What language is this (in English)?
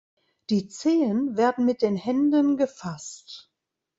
German